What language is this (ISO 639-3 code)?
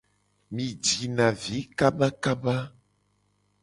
gej